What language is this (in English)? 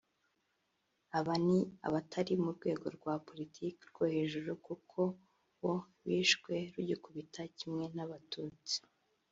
Kinyarwanda